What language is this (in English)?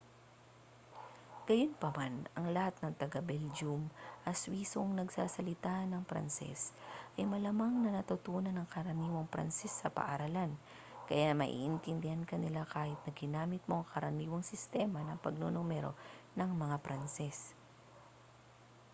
Filipino